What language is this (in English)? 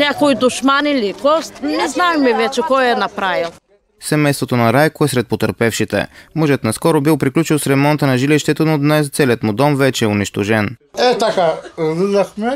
Bulgarian